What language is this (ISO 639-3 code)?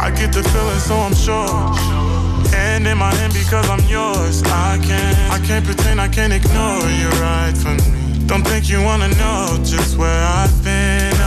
nld